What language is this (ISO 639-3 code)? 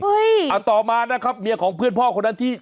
tha